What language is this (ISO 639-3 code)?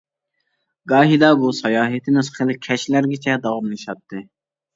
uig